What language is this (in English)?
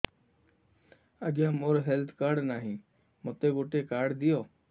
Odia